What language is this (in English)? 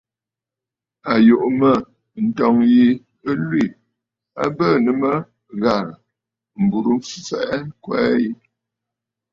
Bafut